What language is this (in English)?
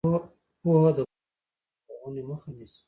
Pashto